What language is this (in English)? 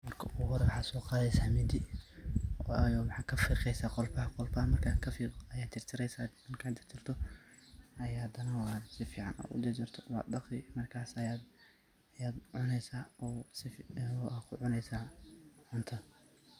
Somali